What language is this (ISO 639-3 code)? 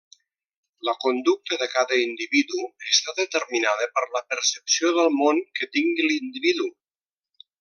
cat